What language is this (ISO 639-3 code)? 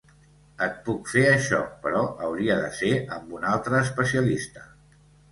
cat